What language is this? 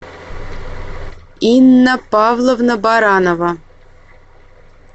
Russian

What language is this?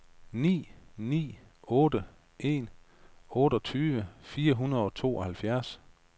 Danish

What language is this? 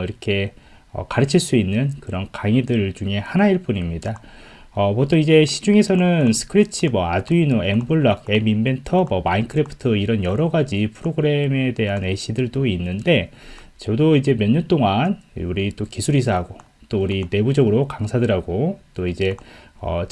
Korean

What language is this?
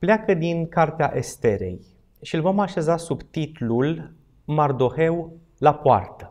Romanian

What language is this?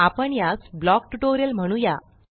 Marathi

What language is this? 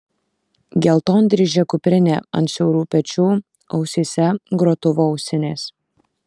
Lithuanian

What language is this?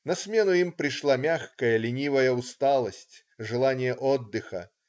Russian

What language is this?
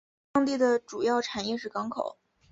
Chinese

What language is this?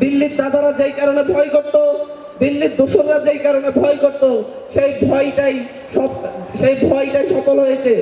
Bangla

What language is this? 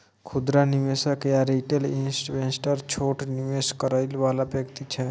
Maithili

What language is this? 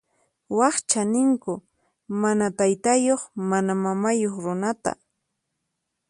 Puno Quechua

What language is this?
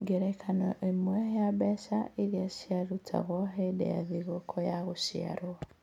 Kikuyu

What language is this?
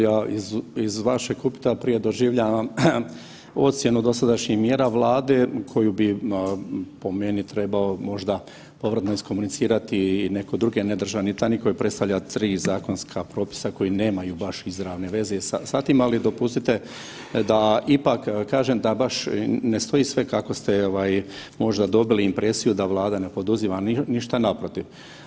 Croatian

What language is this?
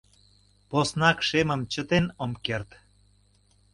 Mari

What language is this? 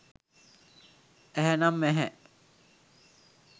Sinhala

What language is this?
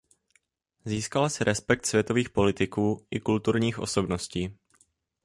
Czech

